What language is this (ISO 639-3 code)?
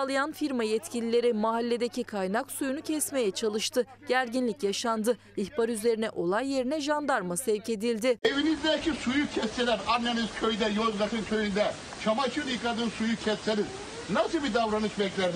tur